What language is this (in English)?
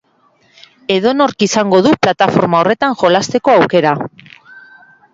Basque